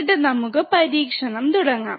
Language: Malayalam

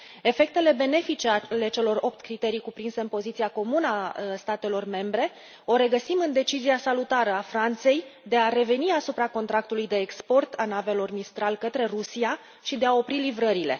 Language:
Romanian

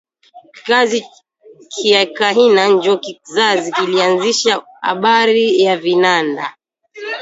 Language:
Swahili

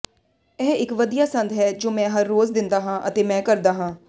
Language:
Punjabi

